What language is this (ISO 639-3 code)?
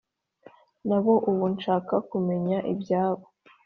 kin